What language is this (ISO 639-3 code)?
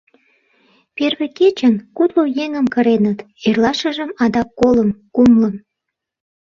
chm